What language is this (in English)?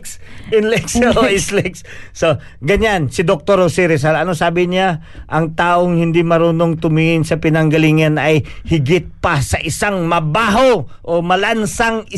Filipino